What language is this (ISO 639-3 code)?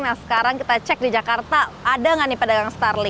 ind